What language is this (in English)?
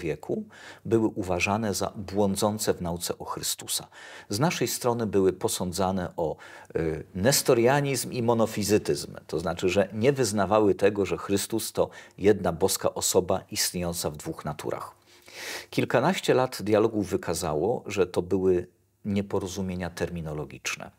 Polish